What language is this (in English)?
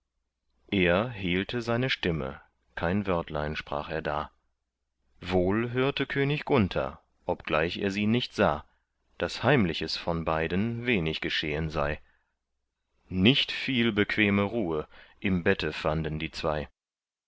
German